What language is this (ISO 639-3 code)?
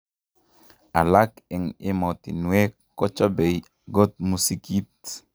kln